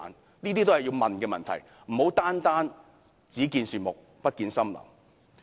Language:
Cantonese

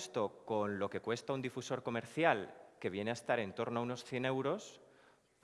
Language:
Spanish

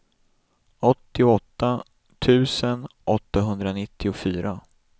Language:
Swedish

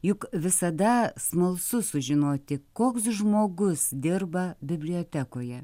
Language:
Lithuanian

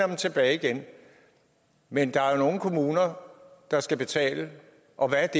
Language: Danish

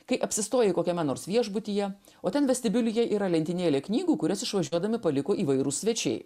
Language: Lithuanian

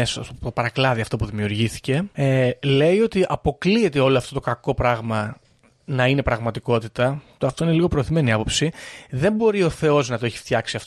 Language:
Greek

